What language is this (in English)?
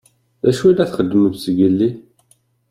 Kabyle